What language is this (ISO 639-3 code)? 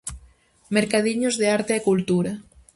glg